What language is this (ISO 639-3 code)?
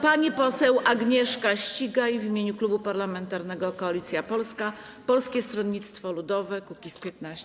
pol